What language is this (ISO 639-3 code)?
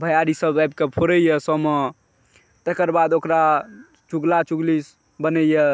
mai